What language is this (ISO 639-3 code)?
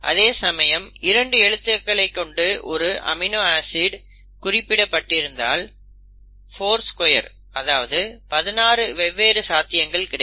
tam